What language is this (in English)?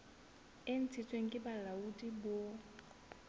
Southern Sotho